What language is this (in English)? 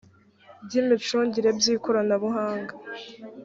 Kinyarwanda